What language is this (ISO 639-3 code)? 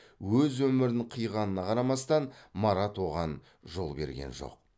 kaz